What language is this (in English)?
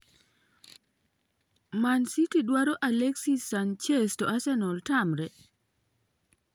Luo (Kenya and Tanzania)